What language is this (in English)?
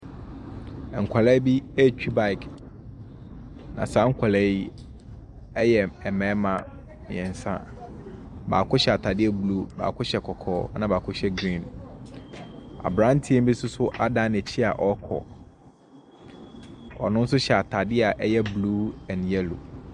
Akan